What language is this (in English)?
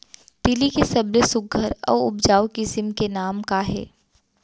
Chhattisgarhi